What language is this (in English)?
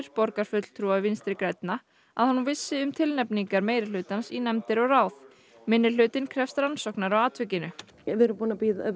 Icelandic